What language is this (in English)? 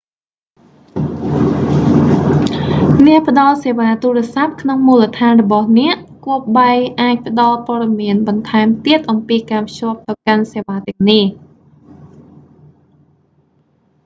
Khmer